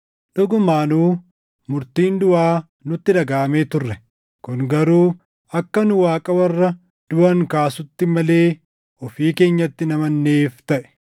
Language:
Oromo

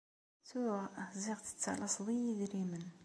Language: Kabyle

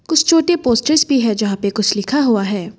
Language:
Hindi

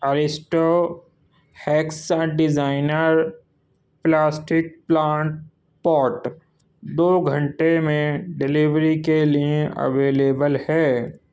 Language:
Urdu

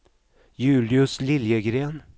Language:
Swedish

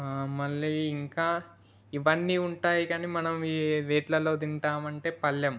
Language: Telugu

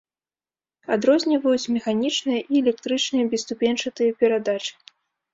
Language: Belarusian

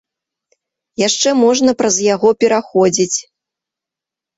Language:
Belarusian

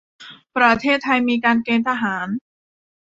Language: Thai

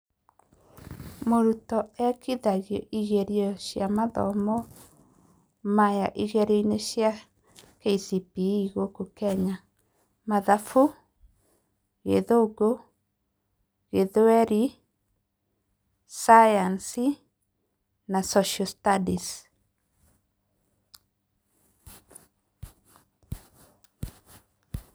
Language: Kikuyu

